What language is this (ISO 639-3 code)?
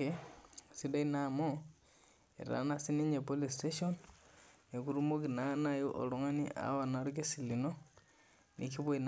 mas